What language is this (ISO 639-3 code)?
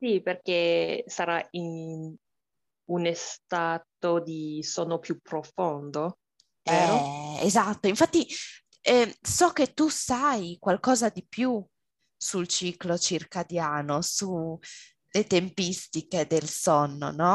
ita